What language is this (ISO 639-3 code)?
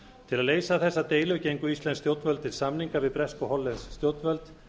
isl